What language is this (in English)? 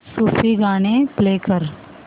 Marathi